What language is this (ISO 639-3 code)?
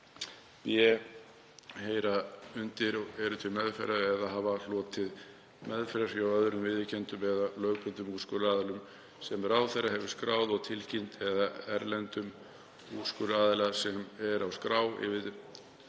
isl